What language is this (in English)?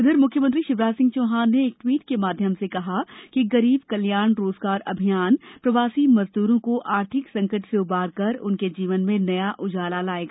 Hindi